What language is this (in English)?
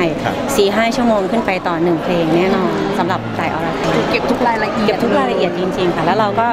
Thai